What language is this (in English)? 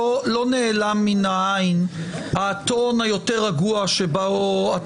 Hebrew